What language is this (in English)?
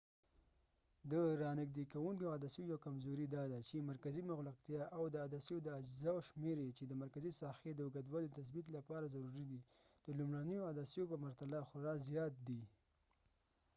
Pashto